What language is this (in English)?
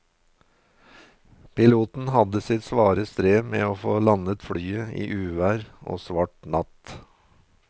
Norwegian